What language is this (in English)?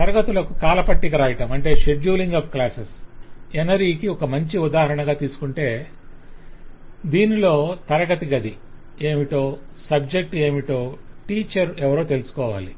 Telugu